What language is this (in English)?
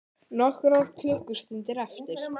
Icelandic